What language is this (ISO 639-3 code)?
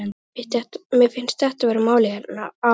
isl